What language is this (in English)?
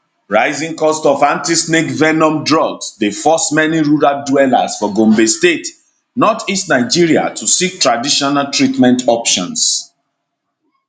Nigerian Pidgin